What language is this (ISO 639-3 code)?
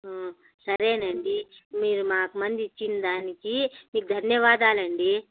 tel